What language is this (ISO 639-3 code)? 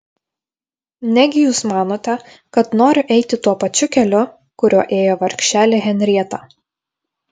lit